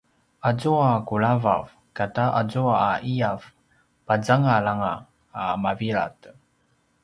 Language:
Paiwan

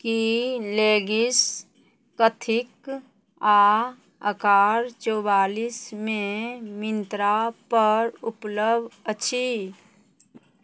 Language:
Maithili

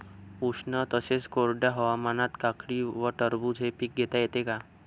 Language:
Marathi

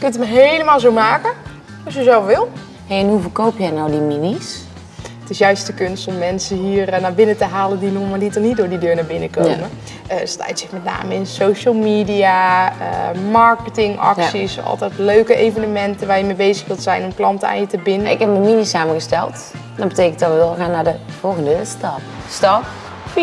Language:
Dutch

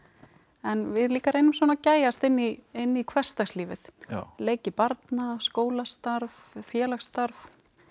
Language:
Icelandic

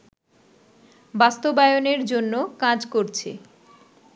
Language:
Bangla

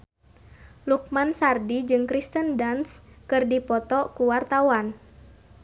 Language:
Sundanese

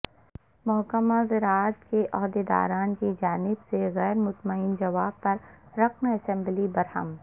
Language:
Urdu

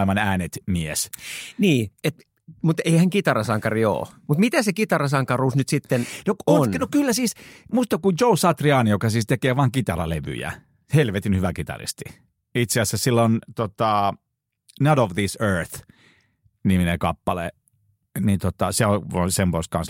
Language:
Finnish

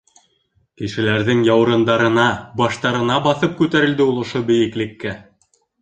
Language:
Bashkir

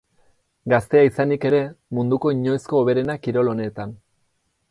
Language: Basque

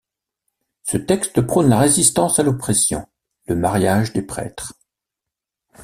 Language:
French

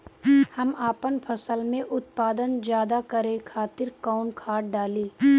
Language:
Bhojpuri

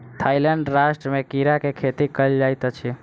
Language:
Maithili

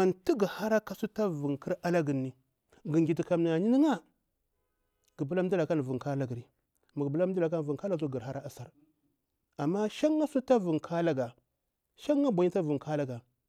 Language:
Bura-Pabir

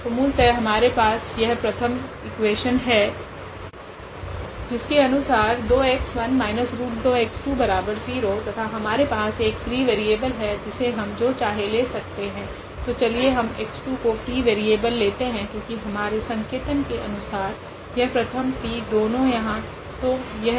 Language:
Hindi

